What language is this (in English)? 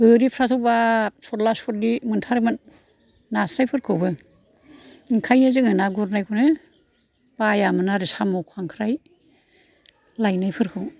Bodo